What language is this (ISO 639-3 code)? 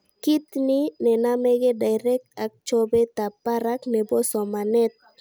kln